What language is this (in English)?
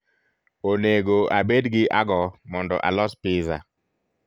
Luo (Kenya and Tanzania)